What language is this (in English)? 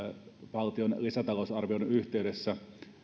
Finnish